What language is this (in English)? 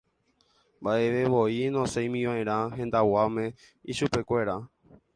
Guarani